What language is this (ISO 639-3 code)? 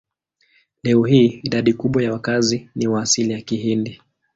swa